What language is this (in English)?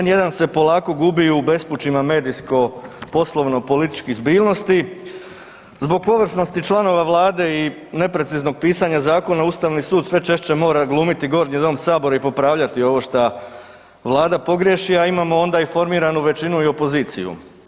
Croatian